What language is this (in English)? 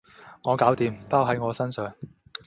Cantonese